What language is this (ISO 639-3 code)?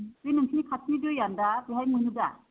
brx